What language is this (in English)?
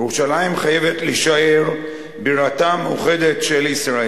Hebrew